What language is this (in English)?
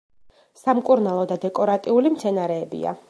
Georgian